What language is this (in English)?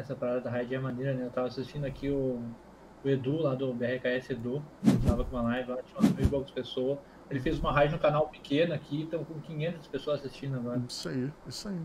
Portuguese